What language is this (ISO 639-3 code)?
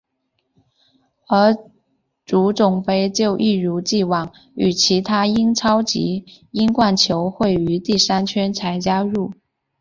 zho